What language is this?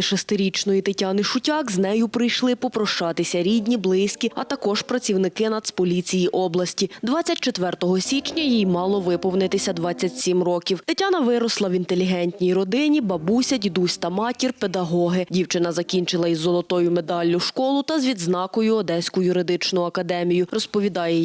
Ukrainian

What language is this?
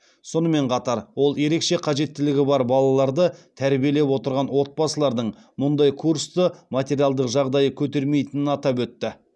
Kazakh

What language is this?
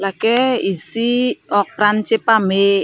Karbi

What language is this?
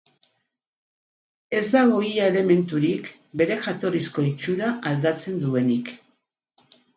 Basque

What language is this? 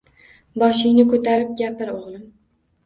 Uzbek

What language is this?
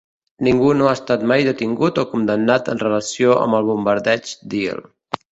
Catalan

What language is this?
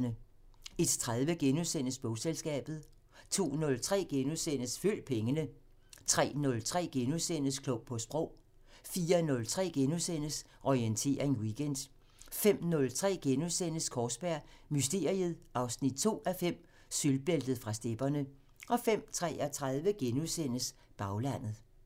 Danish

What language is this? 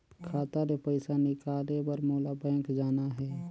Chhattisgarhi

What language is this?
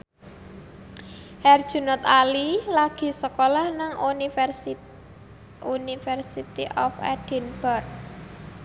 Javanese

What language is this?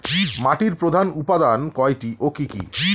Bangla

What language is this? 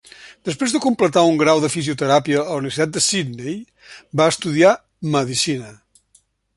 Catalan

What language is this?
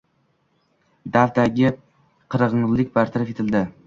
Uzbek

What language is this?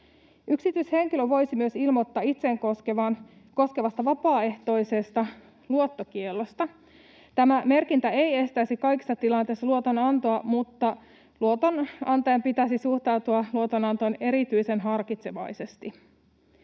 Finnish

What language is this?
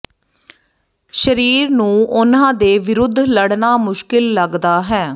Punjabi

